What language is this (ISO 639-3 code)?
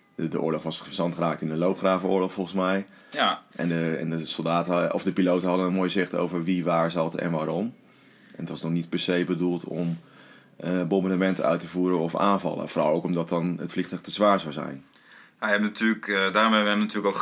nld